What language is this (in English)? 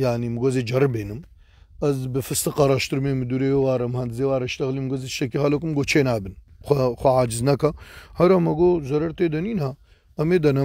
Turkish